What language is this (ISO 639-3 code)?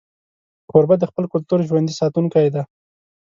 pus